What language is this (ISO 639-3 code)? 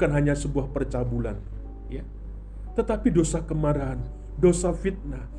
ind